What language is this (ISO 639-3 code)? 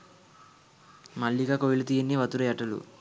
sin